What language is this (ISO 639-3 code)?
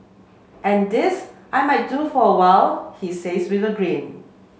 eng